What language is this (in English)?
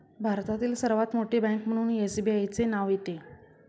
Marathi